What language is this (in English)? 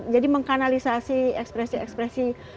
Indonesian